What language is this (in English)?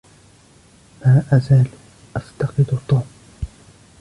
Arabic